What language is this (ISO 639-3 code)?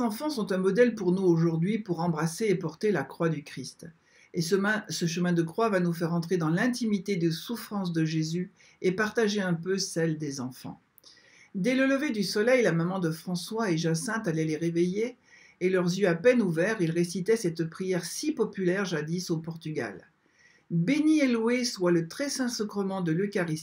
fra